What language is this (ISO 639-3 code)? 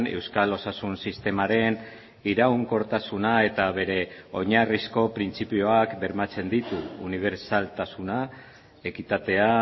eus